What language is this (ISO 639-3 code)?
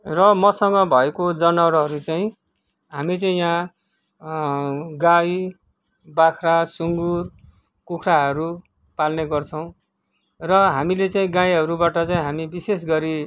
nep